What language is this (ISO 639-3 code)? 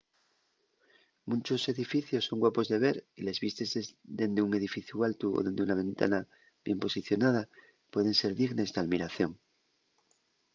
ast